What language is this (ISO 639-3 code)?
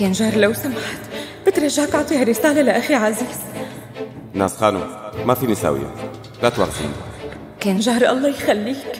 ara